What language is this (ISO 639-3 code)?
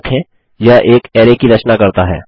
hin